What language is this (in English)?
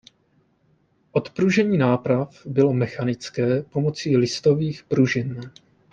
Czech